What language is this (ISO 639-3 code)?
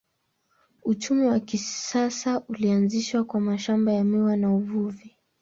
swa